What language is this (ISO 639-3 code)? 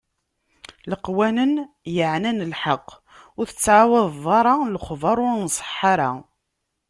kab